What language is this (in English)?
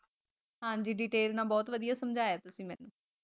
Punjabi